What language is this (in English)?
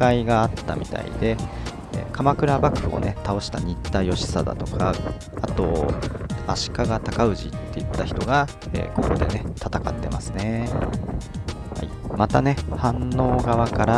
Japanese